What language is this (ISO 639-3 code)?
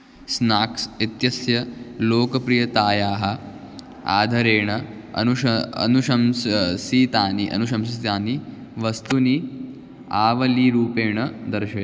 san